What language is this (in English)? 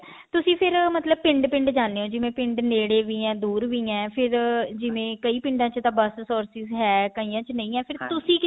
Punjabi